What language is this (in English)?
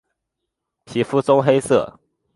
Chinese